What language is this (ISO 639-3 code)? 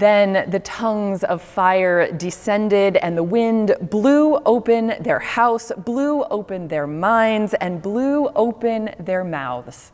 eng